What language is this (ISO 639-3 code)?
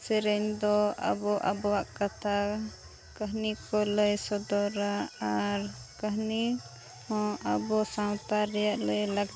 sat